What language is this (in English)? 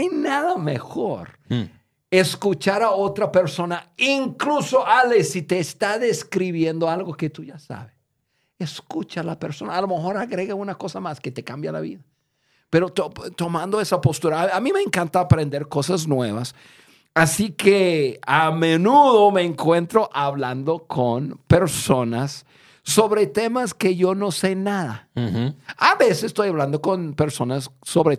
Spanish